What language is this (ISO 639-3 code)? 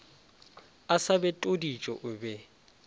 nso